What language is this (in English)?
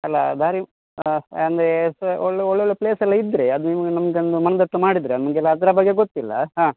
Kannada